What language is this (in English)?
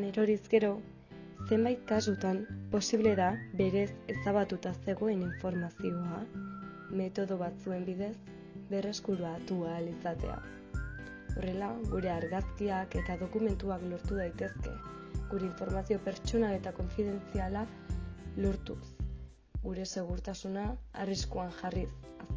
Basque